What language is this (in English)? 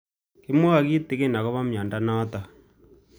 Kalenjin